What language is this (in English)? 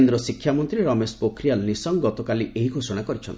Odia